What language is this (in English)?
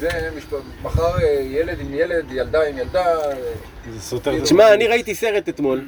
Hebrew